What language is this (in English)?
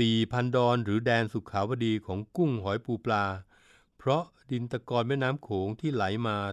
Thai